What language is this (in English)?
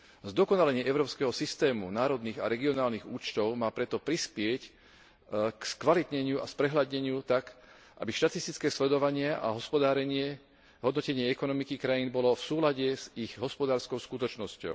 Slovak